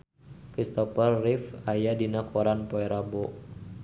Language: Sundanese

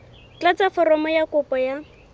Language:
Southern Sotho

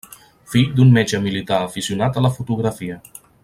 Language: Catalan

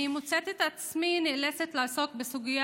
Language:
Hebrew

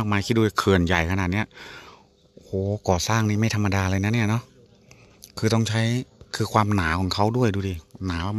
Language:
Thai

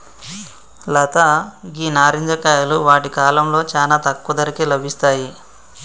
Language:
Telugu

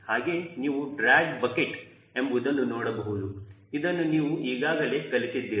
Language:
Kannada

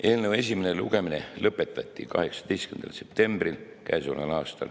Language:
Estonian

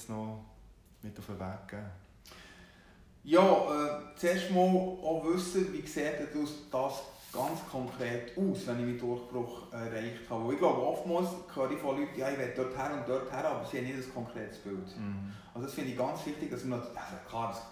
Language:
German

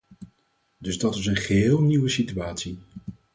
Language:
Dutch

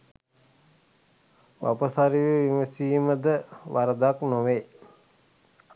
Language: Sinhala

